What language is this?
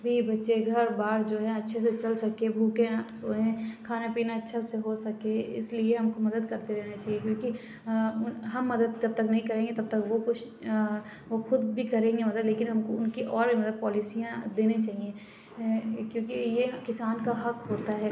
Urdu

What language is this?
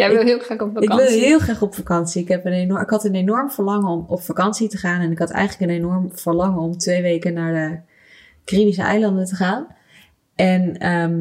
Dutch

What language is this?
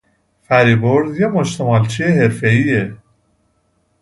Persian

